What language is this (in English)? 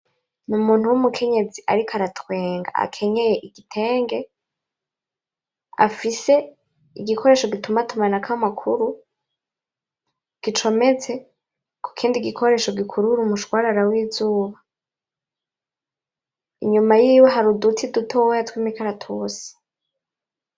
Rundi